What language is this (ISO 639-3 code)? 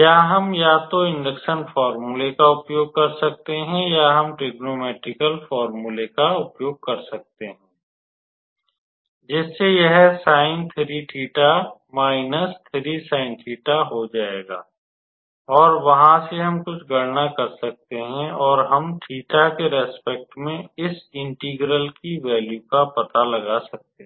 hin